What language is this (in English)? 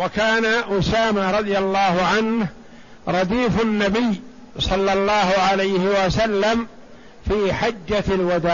Arabic